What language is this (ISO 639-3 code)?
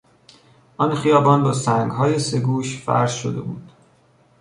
fas